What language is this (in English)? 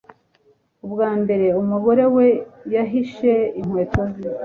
Kinyarwanda